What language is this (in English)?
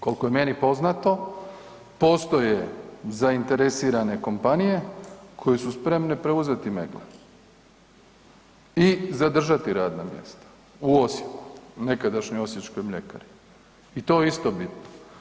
Croatian